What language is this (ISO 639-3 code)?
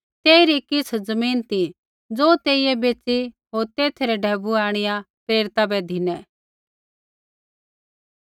kfx